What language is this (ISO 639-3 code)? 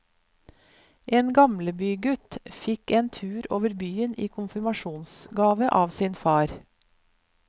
nor